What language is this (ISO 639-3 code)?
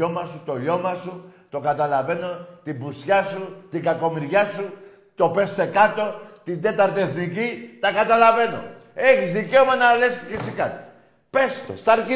ell